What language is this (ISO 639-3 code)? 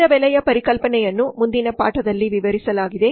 kan